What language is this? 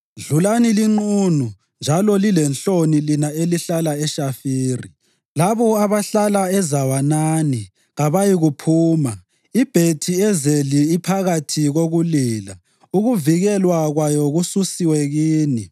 North Ndebele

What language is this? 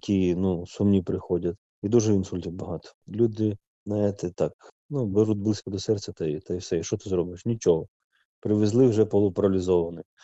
Ukrainian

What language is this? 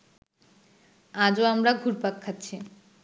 Bangla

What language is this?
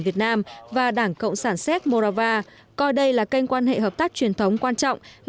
Vietnamese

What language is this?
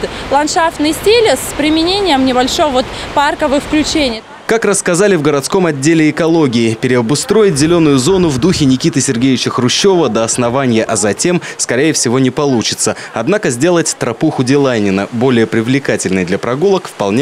Russian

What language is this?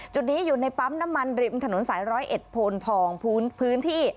Thai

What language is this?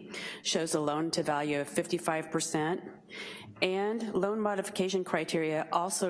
English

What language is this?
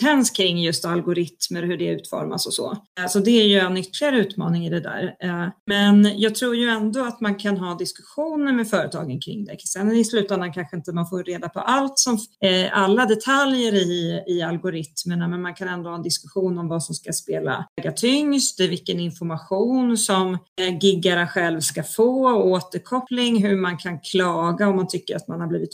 Swedish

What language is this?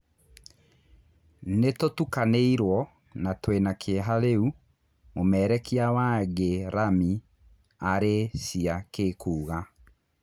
Kikuyu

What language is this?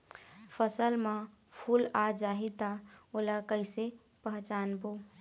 Chhattisgarhi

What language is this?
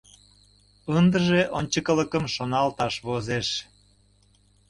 Mari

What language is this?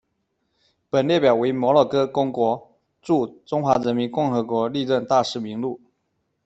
Chinese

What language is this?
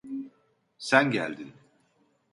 Turkish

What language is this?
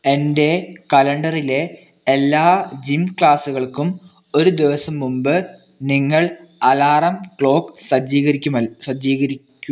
Malayalam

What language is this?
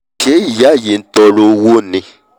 Yoruba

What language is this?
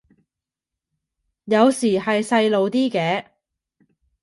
Cantonese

